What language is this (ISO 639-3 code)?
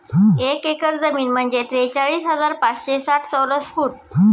mar